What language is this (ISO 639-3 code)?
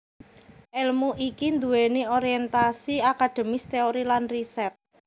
jav